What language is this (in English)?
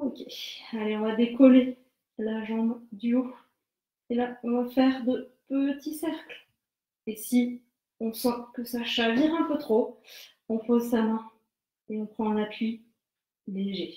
French